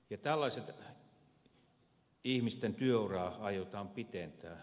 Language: Finnish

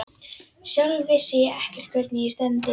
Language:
Icelandic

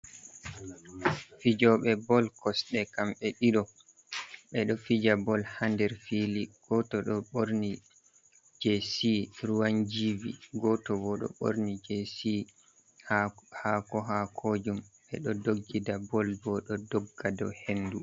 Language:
Fula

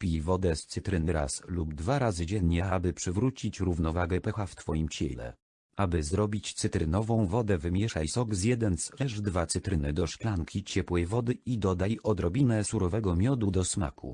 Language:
Polish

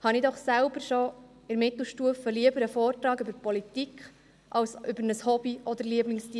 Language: Swiss German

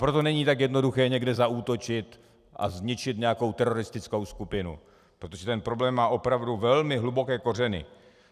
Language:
Czech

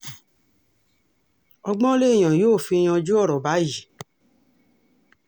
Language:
Yoruba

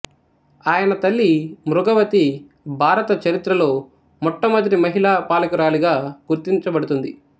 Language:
Telugu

